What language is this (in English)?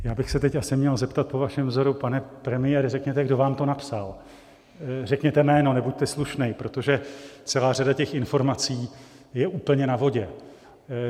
Czech